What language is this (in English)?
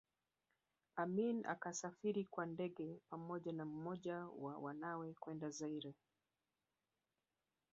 Swahili